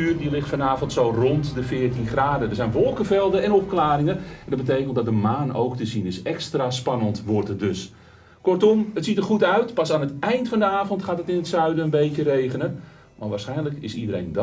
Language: Dutch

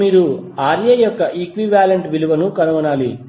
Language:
Telugu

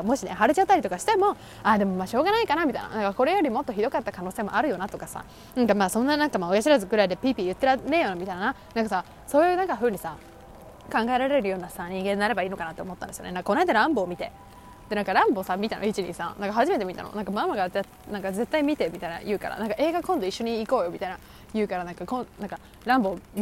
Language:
Japanese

